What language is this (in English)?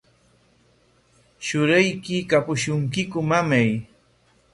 Corongo Ancash Quechua